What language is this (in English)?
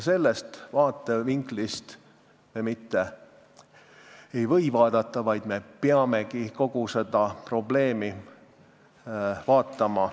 Estonian